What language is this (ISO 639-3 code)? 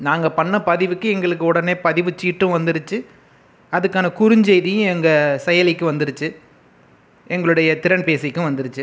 tam